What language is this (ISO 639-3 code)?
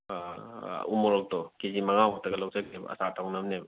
mni